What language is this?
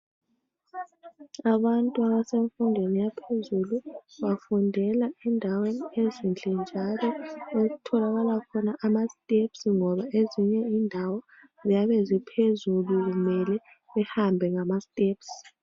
North Ndebele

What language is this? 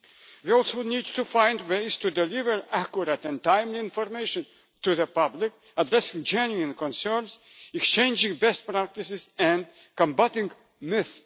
English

